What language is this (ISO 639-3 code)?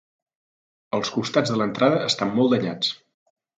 cat